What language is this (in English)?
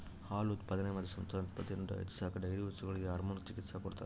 Kannada